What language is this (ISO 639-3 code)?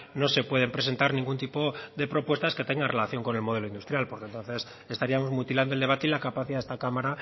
spa